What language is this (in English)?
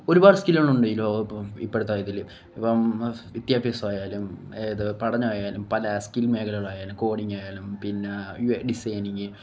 Malayalam